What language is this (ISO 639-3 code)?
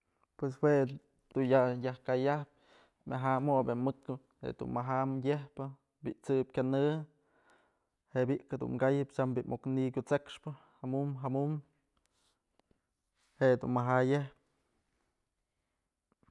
mzl